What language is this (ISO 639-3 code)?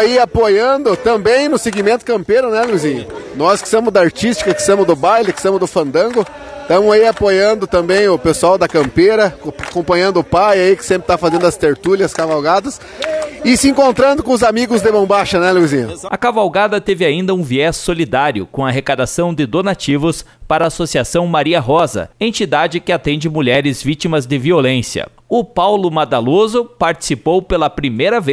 por